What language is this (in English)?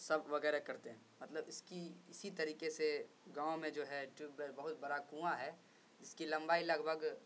Urdu